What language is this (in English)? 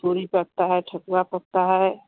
Hindi